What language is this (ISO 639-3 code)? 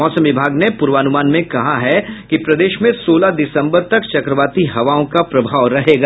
hin